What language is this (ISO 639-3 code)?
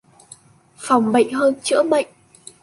vie